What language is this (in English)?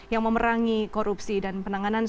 Indonesian